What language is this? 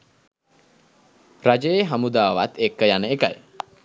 Sinhala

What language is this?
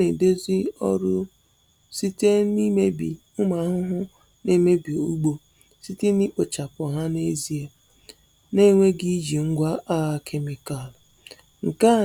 Igbo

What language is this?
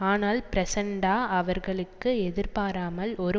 Tamil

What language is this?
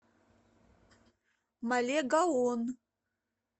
Russian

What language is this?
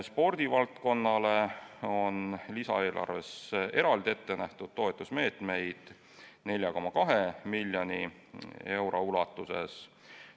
Estonian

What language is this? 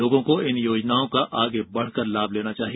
Hindi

